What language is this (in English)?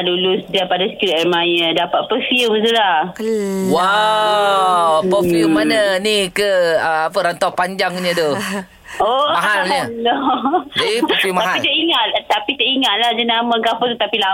Malay